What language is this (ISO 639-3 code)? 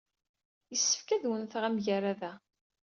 kab